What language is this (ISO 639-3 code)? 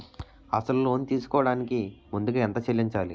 tel